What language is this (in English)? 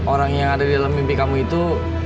Indonesian